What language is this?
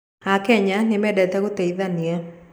Kikuyu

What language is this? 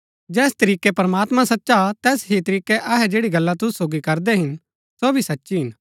Gaddi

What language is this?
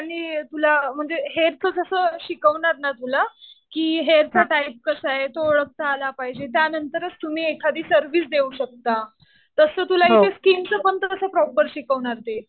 Marathi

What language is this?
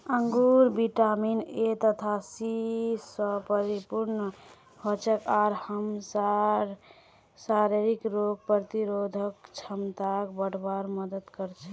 Magahi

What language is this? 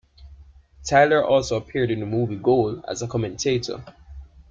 English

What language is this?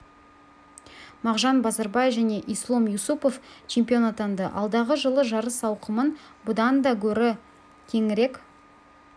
Kazakh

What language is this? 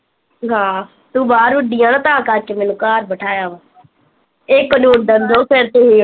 Punjabi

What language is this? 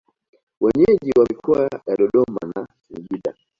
Swahili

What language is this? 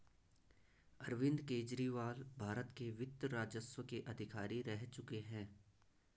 Hindi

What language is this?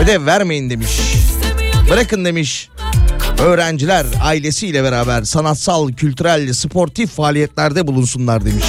Turkish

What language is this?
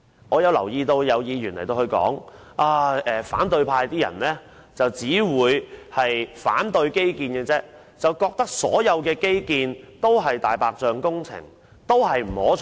Cantonese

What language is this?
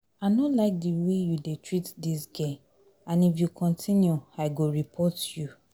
Nigerian Pidgin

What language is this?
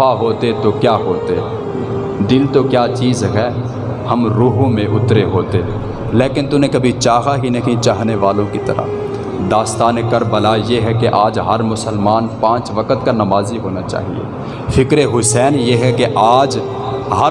Urdu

